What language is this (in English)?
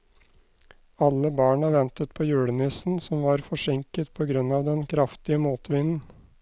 Norwegian